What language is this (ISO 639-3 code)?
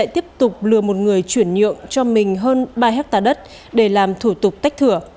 vie